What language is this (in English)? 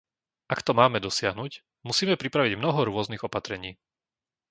Slovak